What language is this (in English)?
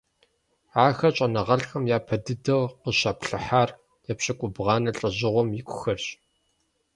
Kabardian